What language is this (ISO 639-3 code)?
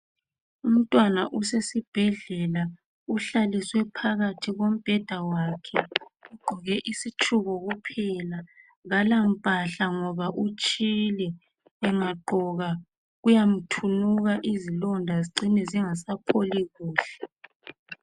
nde